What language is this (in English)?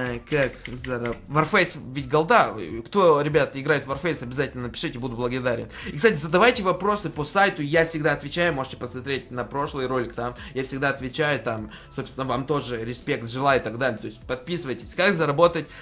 Russian